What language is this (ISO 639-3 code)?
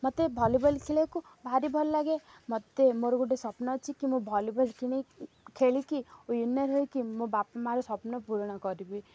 ori